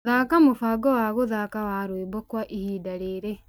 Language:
Kikuyu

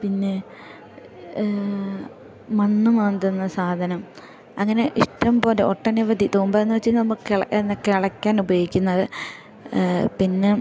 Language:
Malayalam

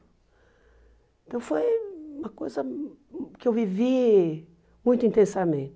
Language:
Portuguese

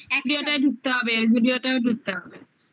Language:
Bangla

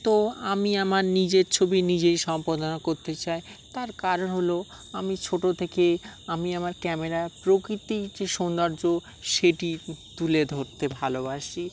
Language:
Bangla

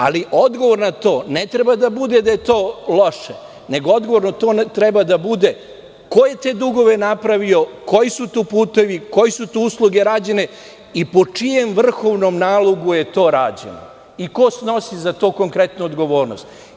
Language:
Serbian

